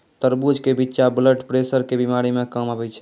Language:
Maithili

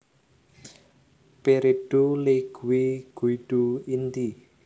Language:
Javanese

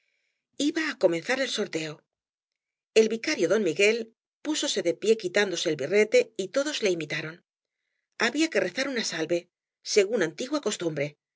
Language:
Spanish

